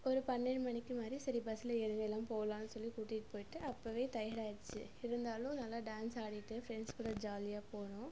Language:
Tamil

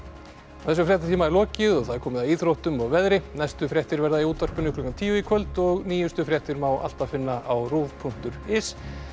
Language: Icelandic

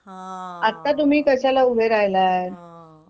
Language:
Marathi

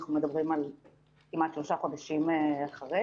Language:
Hebrew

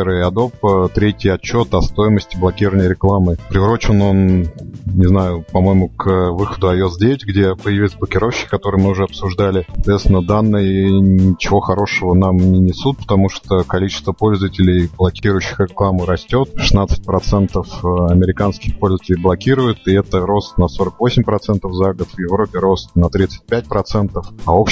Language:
Russian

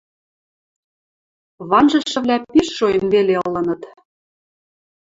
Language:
Western Mari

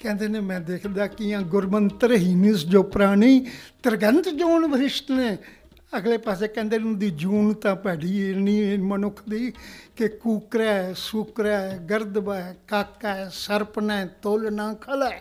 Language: Punjabi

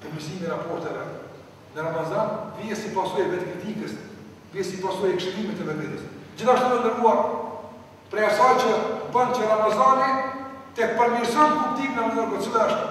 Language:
Ukrainian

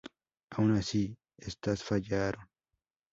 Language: Spanish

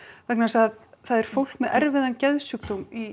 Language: Icelandic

